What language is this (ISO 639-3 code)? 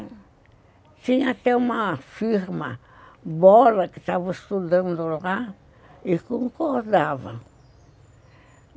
por